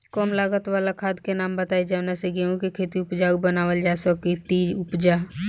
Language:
Bhojpuri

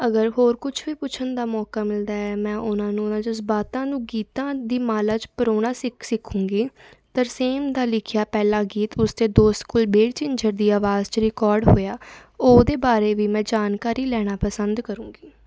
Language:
Punjabi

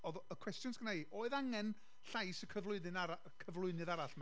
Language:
Welsh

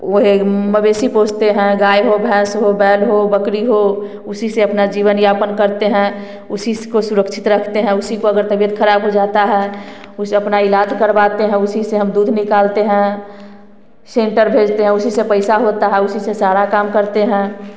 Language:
Hindi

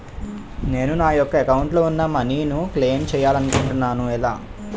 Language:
Telugu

